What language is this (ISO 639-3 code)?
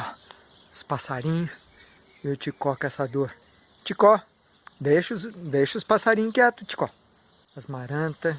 por